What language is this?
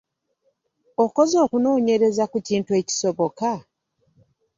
Ganda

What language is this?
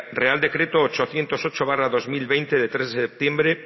Spanish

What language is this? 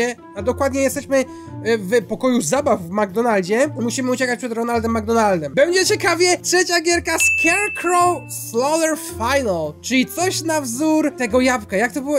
Polish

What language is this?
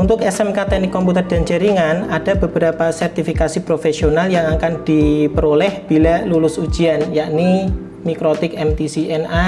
Indonesian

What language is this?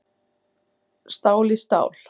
Icelandic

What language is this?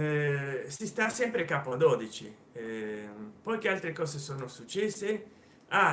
Italian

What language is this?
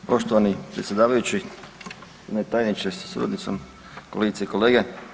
Croatian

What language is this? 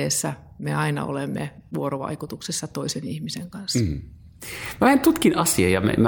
Finnish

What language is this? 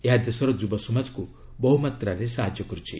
Odia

